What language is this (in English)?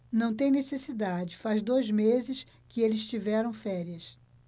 Portuguese